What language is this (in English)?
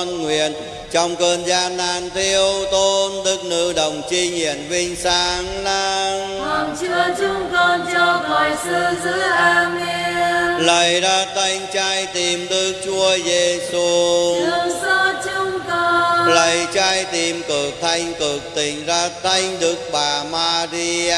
Vietnamese